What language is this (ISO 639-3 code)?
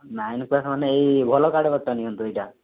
ori